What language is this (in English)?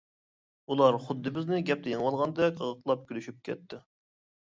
Uyghur